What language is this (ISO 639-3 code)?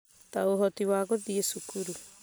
kik